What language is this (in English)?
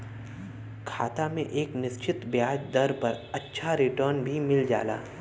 Bhojpuri